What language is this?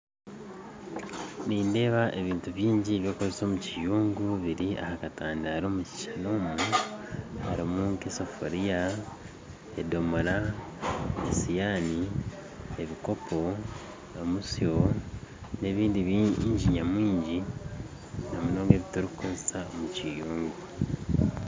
Nyankole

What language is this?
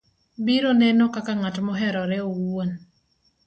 Luo (Kenya and Tanzania)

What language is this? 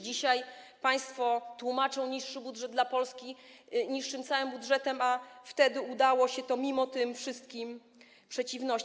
Polish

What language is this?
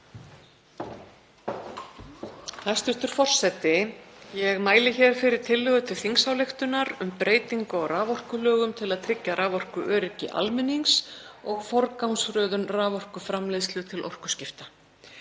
Icelandic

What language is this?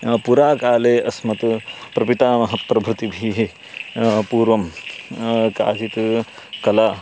Sanskrit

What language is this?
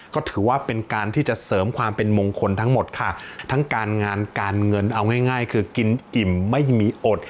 Thai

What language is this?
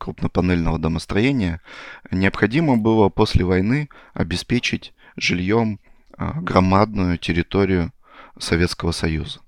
Russian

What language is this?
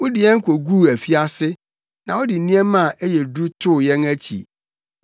Akan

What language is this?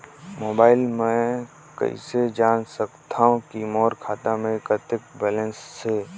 Chhattisgarhi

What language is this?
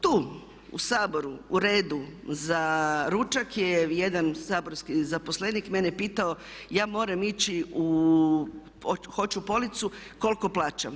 Croatian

